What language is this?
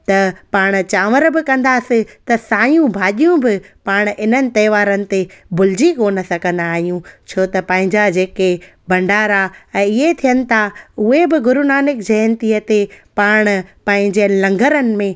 Sindhi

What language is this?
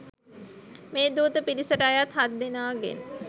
Sinhala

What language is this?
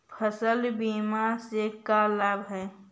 Magahi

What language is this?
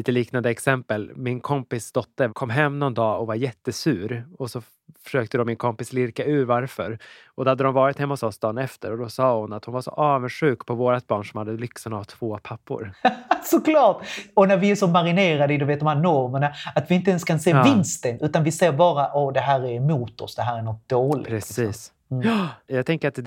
Swedish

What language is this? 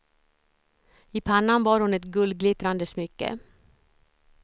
Swedish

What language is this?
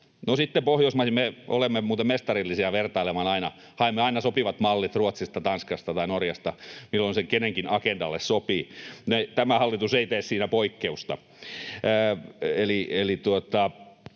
Finnish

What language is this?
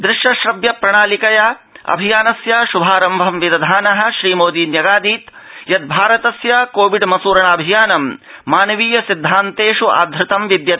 Sanskrit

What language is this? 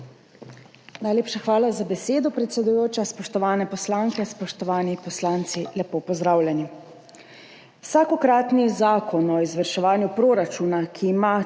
Slovenian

